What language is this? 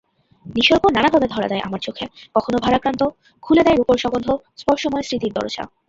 Bangla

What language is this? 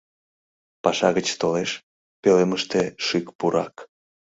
Mari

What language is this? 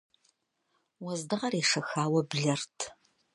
Kabardian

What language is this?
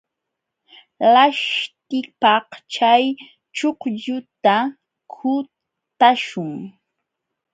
Jauja Wanca Quechua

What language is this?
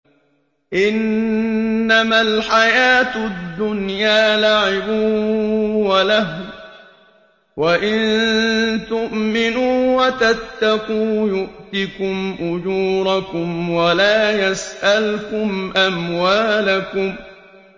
Arabic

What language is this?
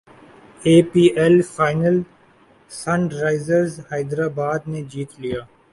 Urdu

